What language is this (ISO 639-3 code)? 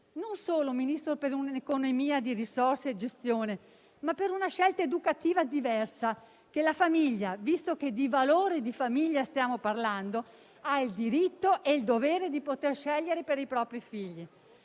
ita